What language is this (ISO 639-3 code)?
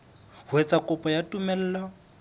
sot